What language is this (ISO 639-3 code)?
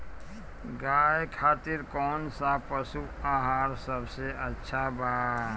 bho